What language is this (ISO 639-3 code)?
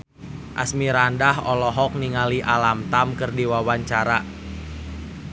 sun